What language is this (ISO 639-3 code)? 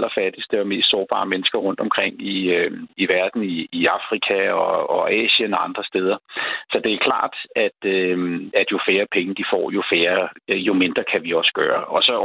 dan